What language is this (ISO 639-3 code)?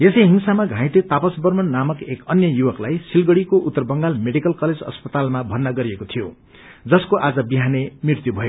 nep